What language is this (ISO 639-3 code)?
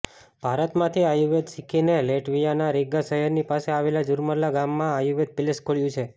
guj